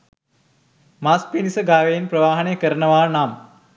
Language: Sinhala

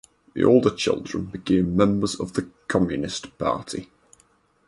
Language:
English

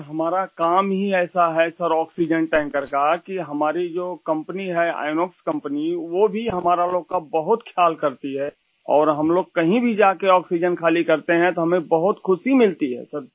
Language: Urdu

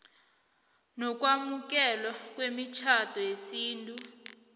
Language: South Ndebele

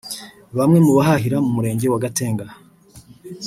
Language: Kinyarwanda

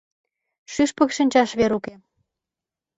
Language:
Mari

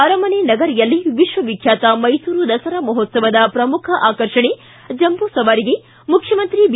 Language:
Kannada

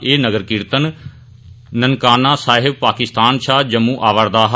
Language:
Dogri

